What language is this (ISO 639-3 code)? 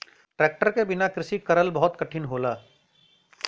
bho